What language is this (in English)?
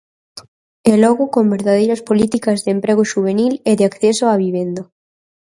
Galician